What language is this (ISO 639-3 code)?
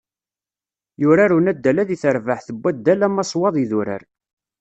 kab